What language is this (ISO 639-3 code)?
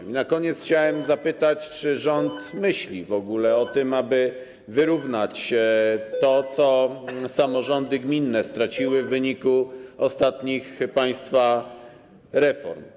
pol